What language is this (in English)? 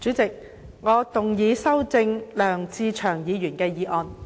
Cantonese